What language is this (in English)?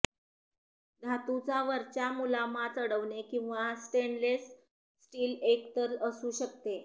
Marathi